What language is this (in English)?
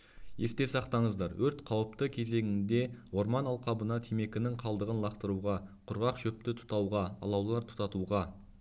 Kazakh